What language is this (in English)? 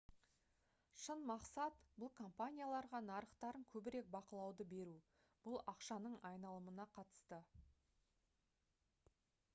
Kazakh